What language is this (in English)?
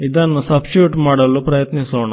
Kannada